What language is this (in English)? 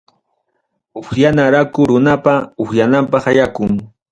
Ayacucho Quechua